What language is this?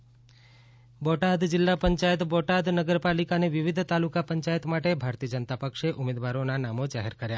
Gujarati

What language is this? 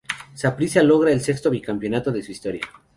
Spanish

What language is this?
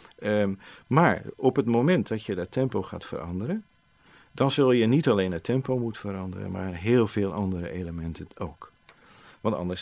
Dutch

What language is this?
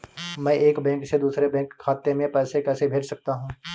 Hindi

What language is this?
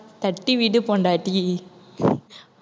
Tamil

